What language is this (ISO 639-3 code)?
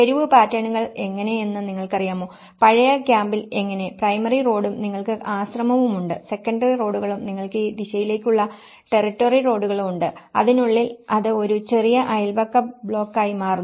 mal